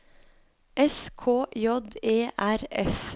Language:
Norwegian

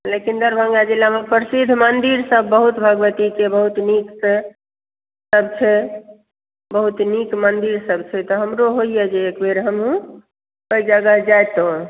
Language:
Maithili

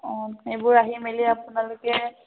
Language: Assamese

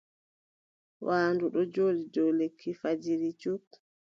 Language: Adamawa Fulfulde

